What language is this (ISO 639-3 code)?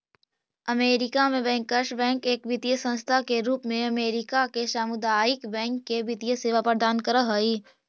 mag